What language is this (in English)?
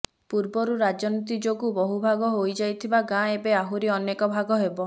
Odia